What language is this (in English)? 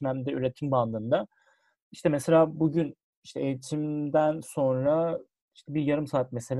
Turkish